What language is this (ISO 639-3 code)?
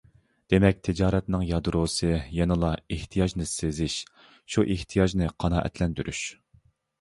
uig